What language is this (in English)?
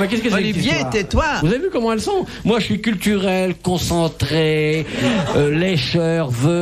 French